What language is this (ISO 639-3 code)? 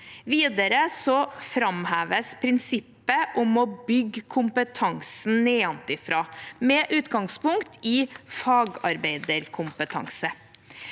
nor